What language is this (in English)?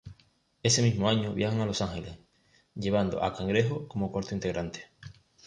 Spanish